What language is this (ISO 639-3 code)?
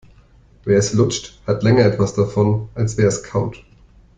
deu